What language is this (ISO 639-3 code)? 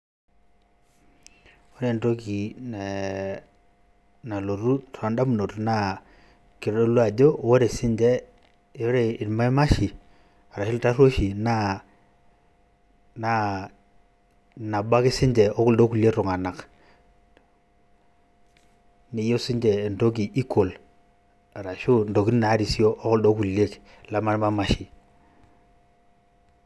mas